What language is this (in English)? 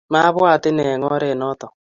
Kalenjin